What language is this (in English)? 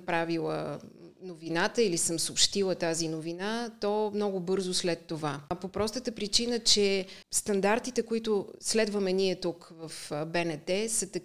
Bulgarian